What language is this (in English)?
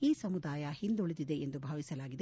Kannada